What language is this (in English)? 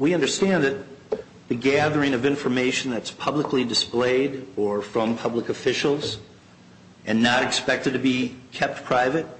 English